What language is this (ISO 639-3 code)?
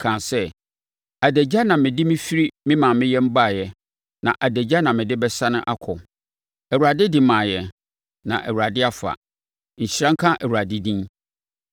aka